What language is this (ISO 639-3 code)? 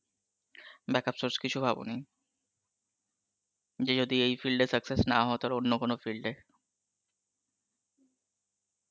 ben